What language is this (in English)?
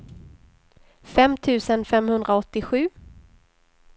Swedish